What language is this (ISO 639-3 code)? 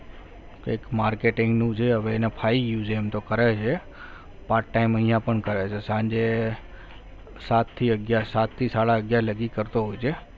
guj